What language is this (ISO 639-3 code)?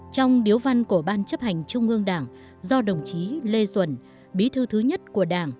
vie